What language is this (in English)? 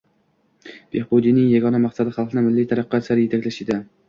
Uzbek